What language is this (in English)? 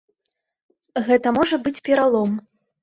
Belarusian